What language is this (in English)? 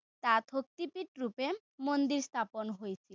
Assamese